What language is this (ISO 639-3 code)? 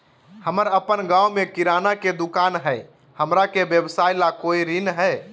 mag